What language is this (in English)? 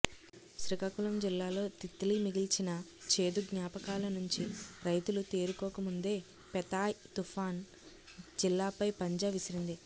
Telugu